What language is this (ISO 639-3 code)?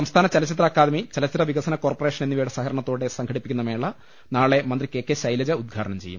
mal